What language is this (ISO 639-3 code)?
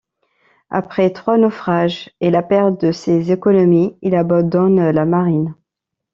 fra